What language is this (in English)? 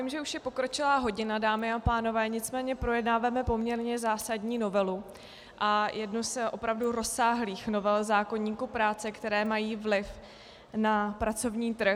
Czech